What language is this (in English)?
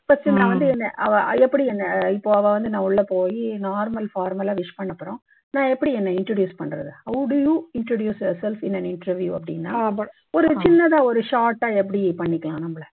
Tamil